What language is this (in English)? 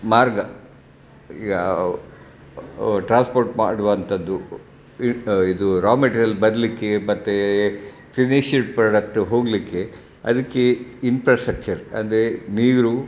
Kannada